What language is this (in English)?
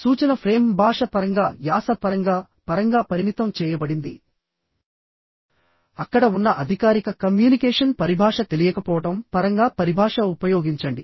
Telugu